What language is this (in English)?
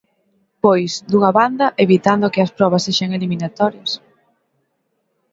Galician